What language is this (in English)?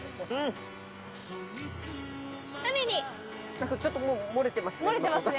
Japanese